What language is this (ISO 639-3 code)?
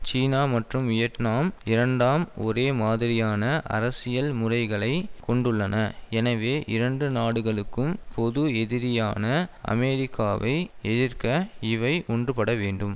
tam